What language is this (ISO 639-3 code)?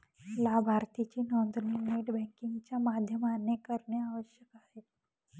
mar